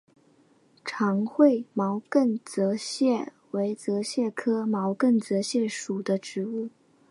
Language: Chinese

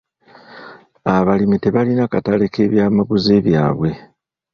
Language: Ganda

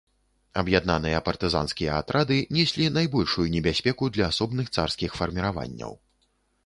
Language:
Belarusian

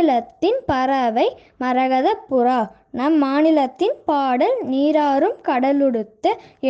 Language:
Tamil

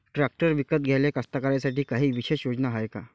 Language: Marathi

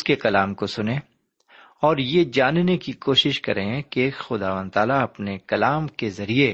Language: Urdu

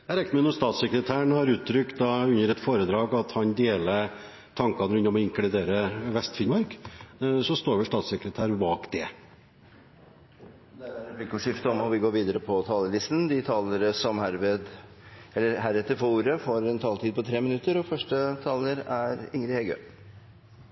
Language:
Norwegian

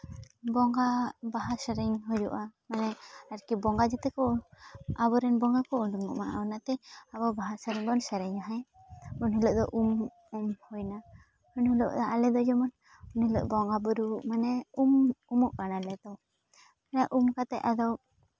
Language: Santali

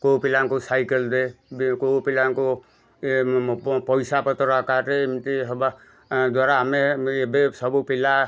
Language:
Odia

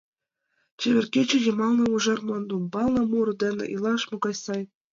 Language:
Mari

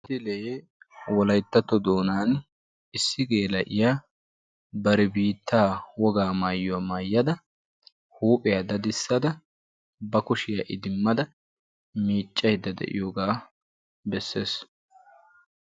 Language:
Wolaytta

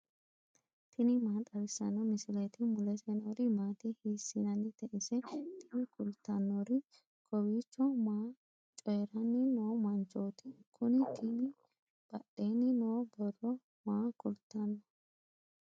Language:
Sidamo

